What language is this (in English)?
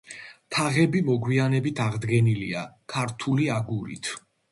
Georgian